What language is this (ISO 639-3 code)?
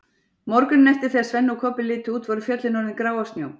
isl